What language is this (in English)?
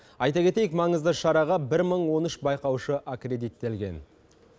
Kazakh